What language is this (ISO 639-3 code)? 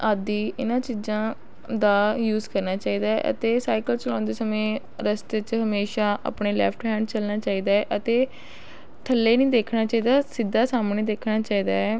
pan